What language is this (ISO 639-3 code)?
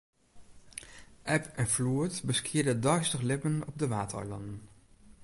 fry